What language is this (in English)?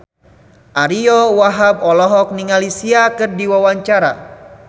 Sundanese